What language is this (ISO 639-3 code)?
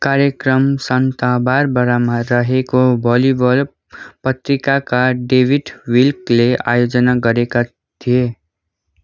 nep